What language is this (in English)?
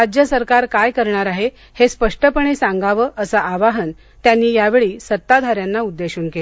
Marathi